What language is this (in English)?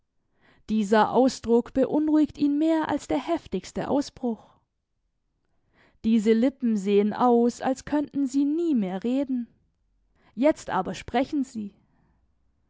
German